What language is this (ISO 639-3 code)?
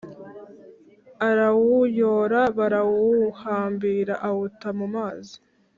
kin